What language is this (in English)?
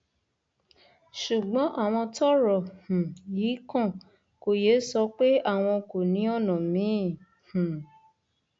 Yoruba